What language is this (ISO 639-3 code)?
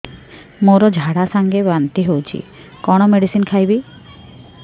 ori